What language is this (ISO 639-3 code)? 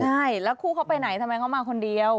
tha